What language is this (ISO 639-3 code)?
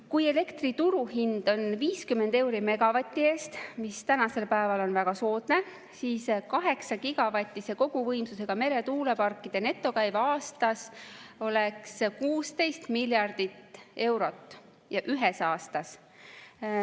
est